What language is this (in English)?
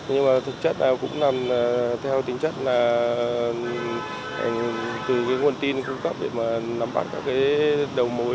Vietnamese